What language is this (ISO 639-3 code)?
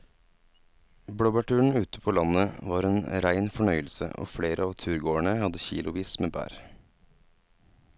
nor